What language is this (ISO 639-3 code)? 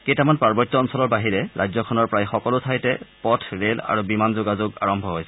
asm